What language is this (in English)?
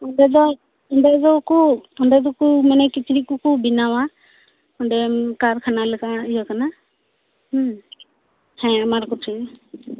Santali